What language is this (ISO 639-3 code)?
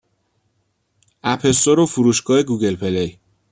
fas